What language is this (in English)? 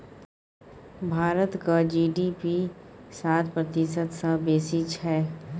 Maithili